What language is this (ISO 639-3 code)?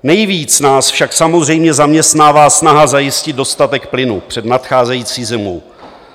ces